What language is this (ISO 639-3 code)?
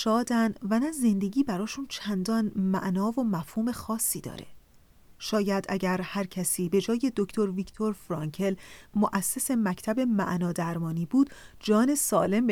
fas